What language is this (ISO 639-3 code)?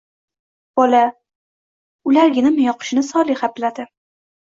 uzb